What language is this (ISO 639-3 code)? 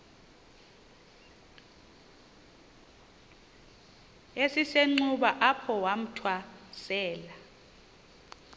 xho